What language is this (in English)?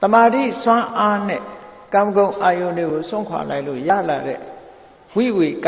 Vietnamese